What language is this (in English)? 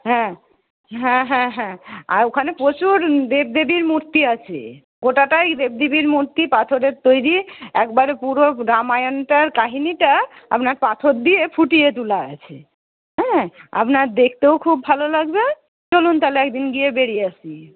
Bangla